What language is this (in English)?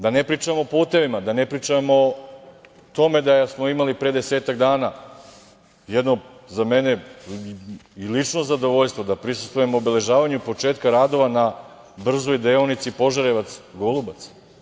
Serbian